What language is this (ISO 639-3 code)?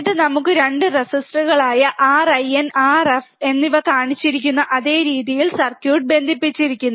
mal